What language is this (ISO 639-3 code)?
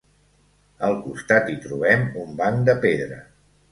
cat